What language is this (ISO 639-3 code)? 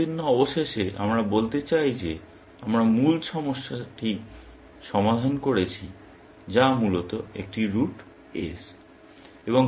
ben